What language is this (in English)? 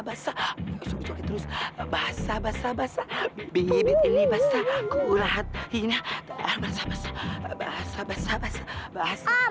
Indonesian